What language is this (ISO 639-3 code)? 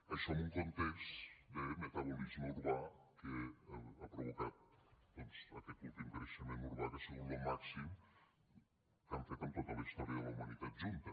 cat